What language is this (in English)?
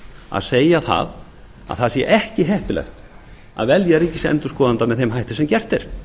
Icelandic